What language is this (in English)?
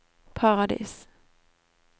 Norwegian